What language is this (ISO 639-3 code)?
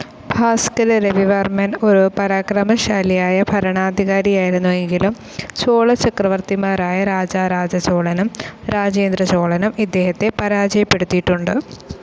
mal